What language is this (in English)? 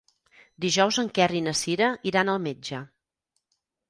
Catalan